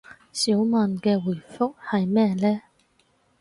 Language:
Cantonese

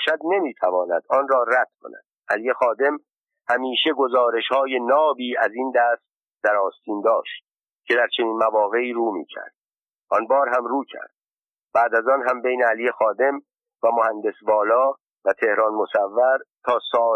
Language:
Persian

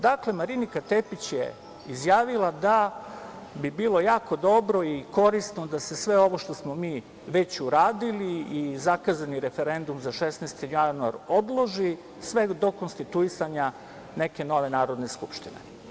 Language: Serbian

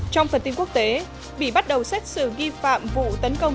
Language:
Vietnamese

